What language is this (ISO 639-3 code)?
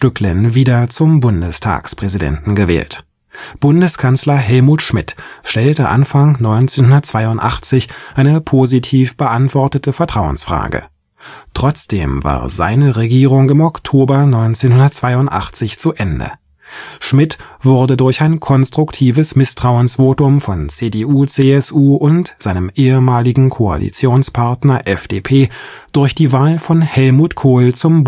deu